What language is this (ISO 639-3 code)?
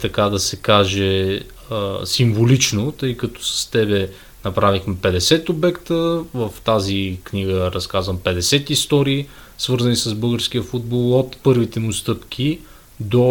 bul